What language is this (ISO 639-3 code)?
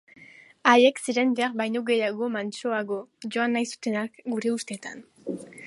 eus